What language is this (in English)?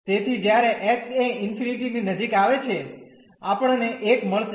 Gujarati